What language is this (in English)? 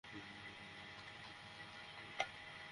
Bangla